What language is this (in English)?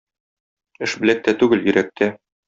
Tatar